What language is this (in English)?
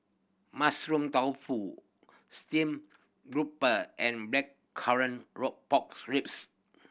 English